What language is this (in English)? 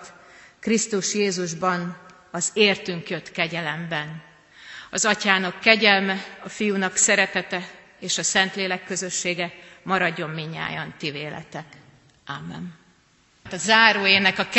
Hungarian